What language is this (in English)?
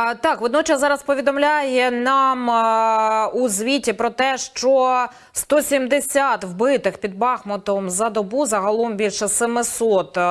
Ukrainian